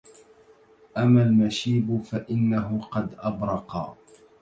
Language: Arabic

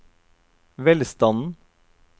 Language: Norwegian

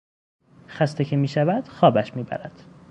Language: Persian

